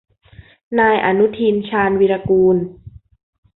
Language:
Thai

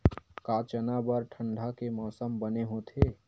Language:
Chhattisgarhi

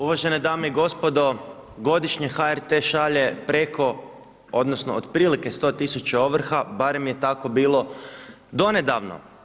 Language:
Croatian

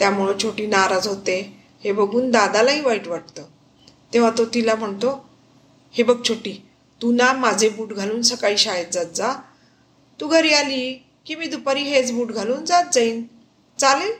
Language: Marathi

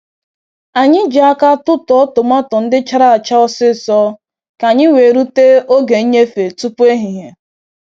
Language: Igbo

